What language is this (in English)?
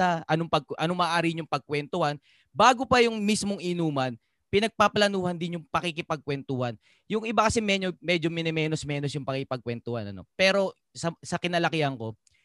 Filipino